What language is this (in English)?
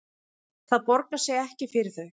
Icelandic